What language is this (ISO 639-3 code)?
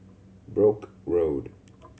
eng